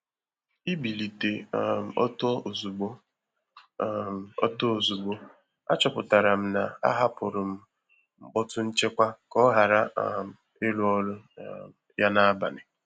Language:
Igbo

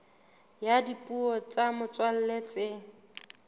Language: Southern Sotho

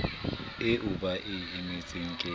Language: Southern Sotho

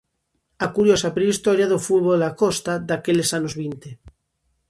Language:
Galician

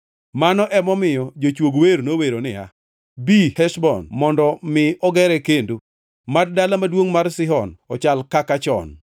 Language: Luo (Kenya and Tanzania)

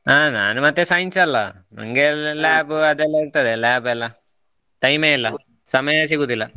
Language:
Kannada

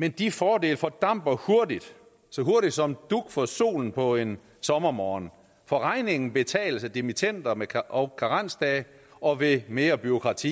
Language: Danish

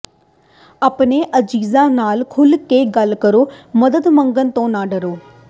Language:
Punjabi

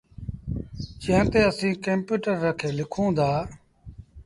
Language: Sindhi Bhil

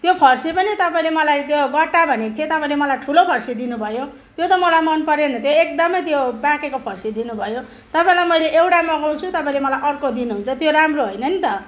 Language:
Nepali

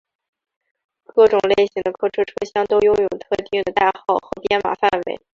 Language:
Chinese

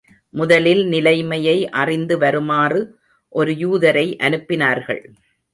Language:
Tamil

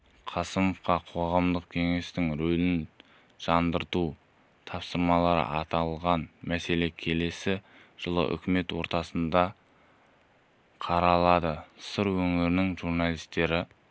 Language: Kazakh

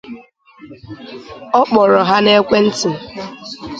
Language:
Igbo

